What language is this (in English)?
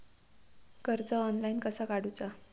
Marathi